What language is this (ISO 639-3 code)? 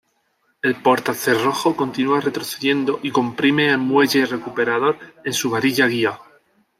spa